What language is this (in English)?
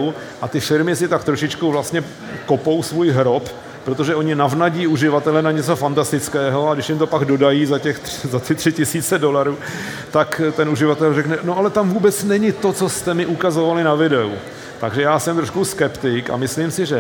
Czech